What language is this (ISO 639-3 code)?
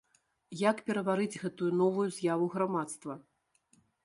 bel